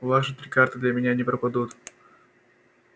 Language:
Russian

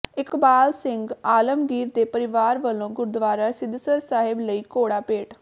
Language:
Punjabi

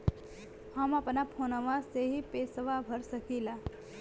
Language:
Bhojpuri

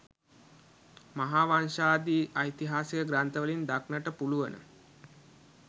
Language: Sinhala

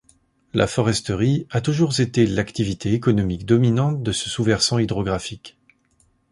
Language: French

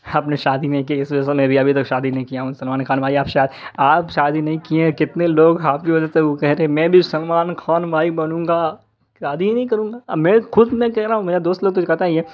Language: Urdu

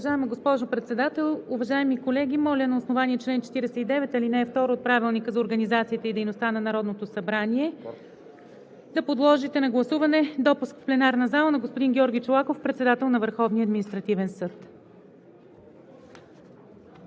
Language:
Bulgarian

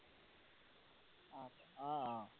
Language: Assamese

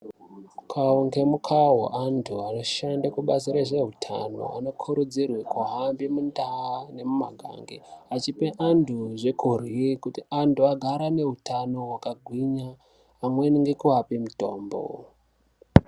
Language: Ndau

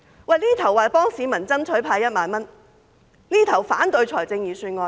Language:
Cantonese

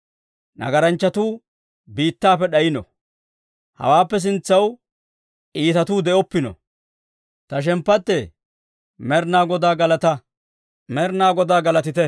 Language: Dawro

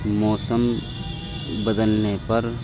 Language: Urdu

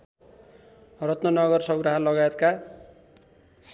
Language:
Nepali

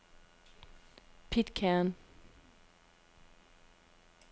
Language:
Danish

